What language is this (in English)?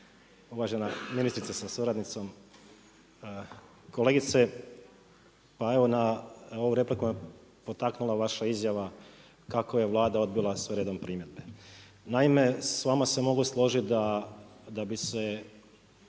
Croatian